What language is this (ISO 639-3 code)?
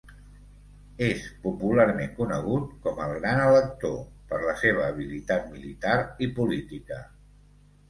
cat